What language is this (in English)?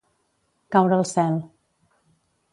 Catalan